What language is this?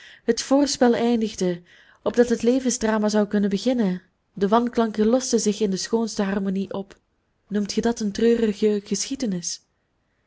Dutch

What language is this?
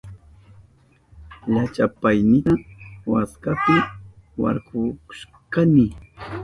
Southern Pastaza Quechua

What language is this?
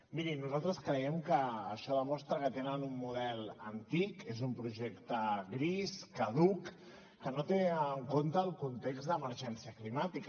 Catalan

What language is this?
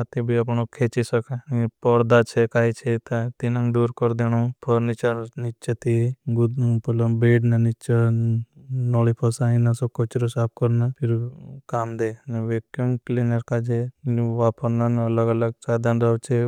Bhili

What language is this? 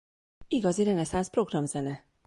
Hungarian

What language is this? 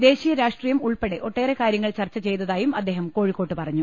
Malayalam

